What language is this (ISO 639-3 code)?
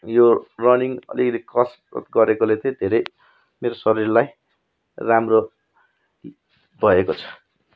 nep